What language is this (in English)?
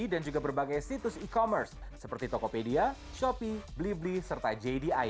Indonesian